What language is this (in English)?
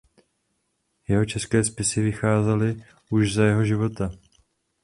Czech